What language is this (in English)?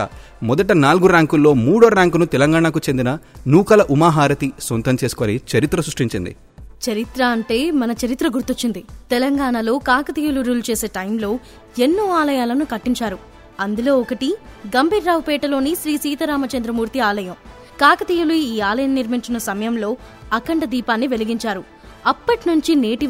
Telugu